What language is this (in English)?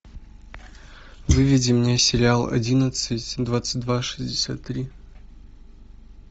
Russian